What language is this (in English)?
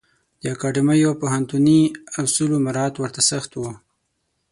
Pashto